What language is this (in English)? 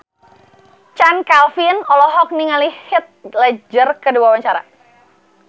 Sundanese